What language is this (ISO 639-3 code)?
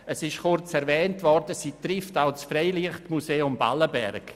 gsw